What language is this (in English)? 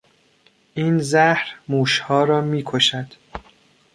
Persian